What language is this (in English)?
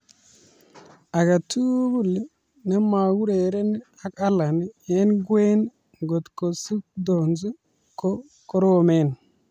Kalenjin